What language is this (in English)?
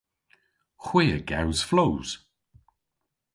Cornish